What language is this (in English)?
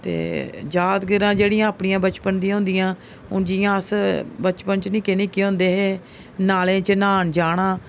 Dogri